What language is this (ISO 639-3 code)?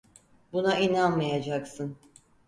tur